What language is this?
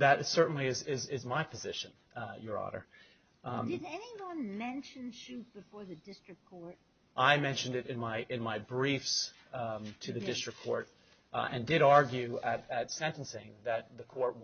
English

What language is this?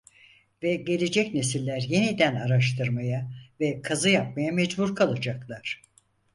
Turkish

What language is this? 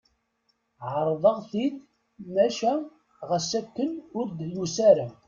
Kabyle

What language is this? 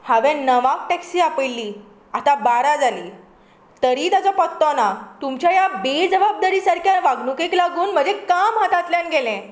Konkani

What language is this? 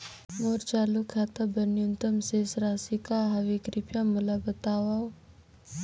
Chhattisgarhi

